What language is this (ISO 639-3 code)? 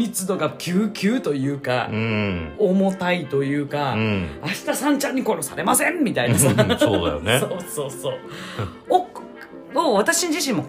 jpn